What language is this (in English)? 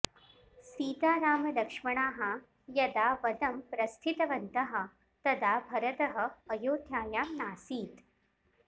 Sanskrit